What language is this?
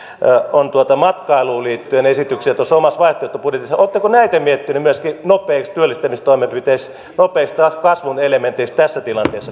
Finnish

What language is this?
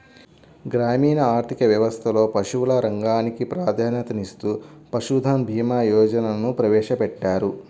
Telugu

